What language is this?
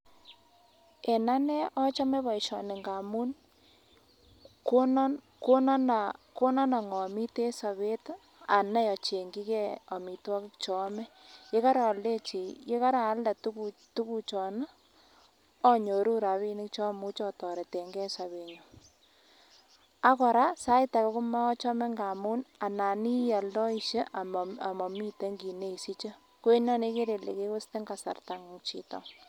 Kalenjin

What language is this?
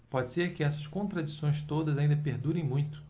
Portuguese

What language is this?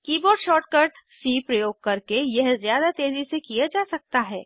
Hindi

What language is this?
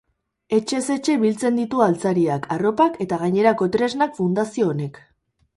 Basque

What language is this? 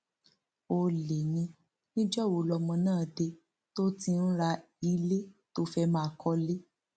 Yoruba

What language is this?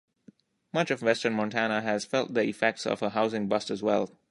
English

